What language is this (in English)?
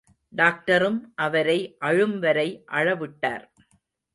Tamil